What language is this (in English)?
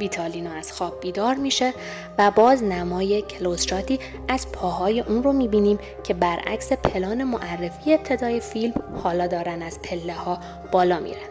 Persian